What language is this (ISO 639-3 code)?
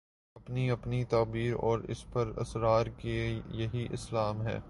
urd